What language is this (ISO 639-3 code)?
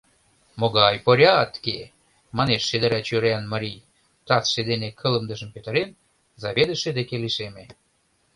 chm